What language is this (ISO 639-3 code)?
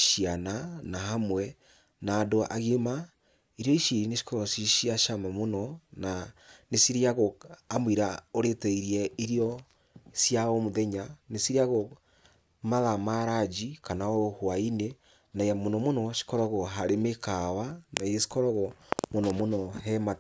kik